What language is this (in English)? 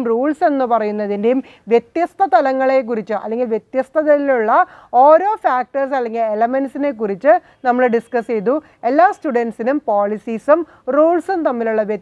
Turkish